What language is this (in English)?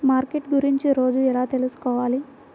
Telugu